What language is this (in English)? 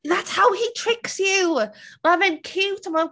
Welsh